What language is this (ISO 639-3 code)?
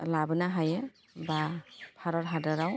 brx